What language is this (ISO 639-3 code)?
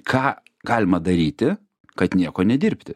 lit